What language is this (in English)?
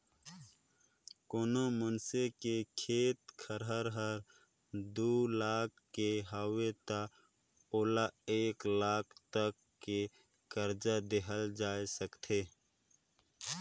Chhattisgarhi